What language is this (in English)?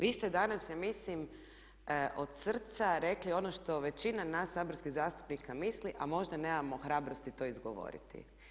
Croatian